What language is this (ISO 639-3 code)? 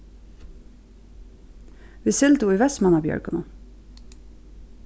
fao